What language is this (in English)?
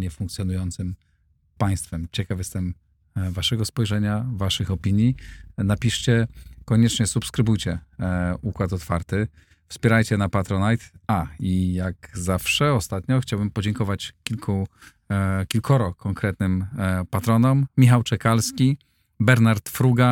Polish